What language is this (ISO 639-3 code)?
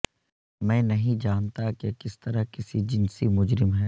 urd